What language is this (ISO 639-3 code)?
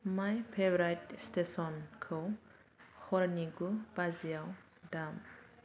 brx